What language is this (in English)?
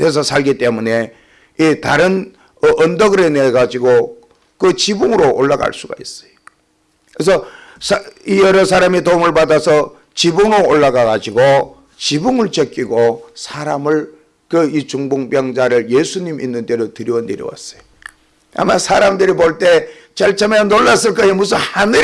Korean